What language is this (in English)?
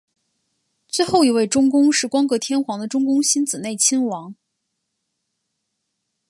Chinese